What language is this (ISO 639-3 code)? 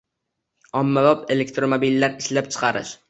uzb